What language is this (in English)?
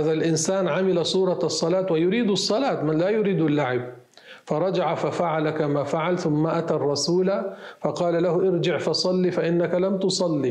Arabic